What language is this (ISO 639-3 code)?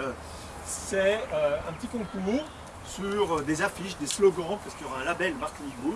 fra